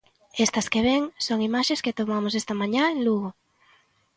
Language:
Galician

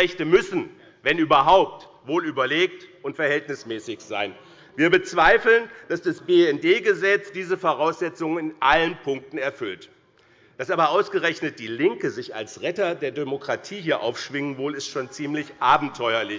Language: German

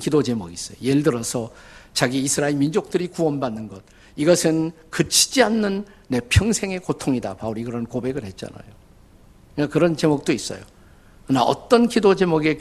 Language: Korean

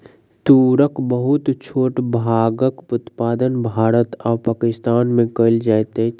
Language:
Maithili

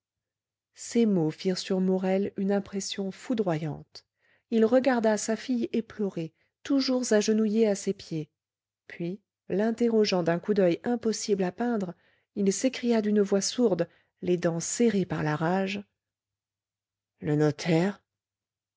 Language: French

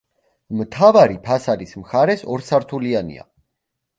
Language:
Georgian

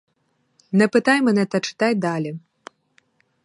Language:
Ukrainian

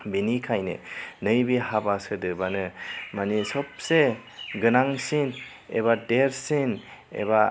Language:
Bodo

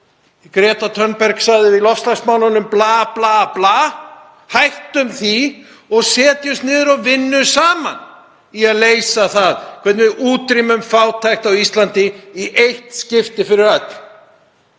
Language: Icelandic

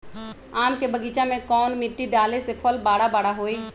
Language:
Magahi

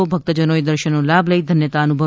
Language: Gujarati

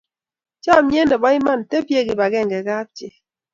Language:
Kalenjin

